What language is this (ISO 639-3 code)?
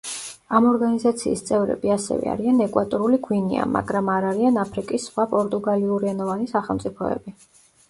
kat